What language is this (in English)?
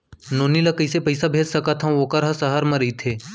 Chhattisgarhi